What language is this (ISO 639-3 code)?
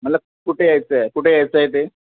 mar